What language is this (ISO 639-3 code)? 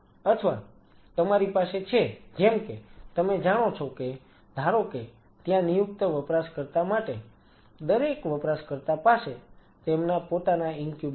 guj